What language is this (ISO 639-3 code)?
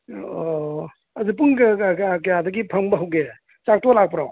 mni